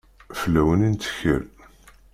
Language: Kabyle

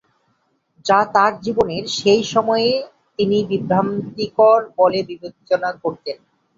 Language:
Bangla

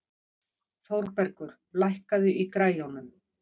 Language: Icelandic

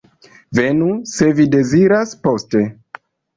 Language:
Esperanto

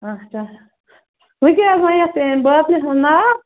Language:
Kashmiri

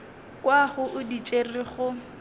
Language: Northern Sotho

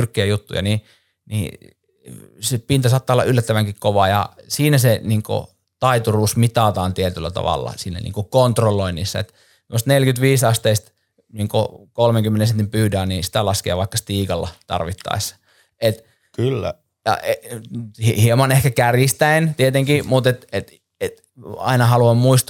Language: Finnish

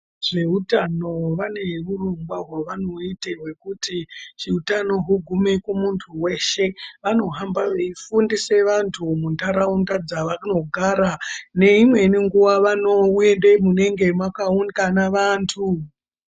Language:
Ndau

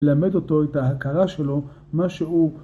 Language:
Hebrew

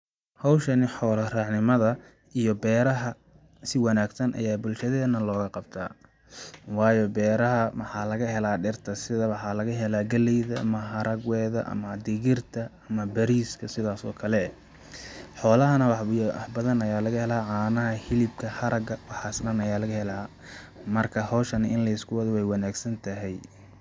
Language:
Somali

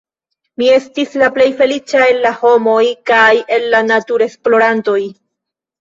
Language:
Esperanto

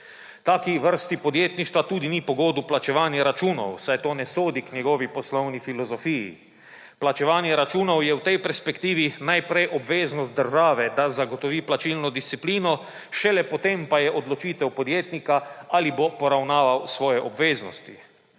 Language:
Slovenian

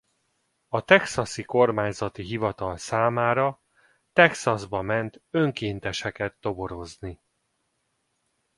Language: Hungarian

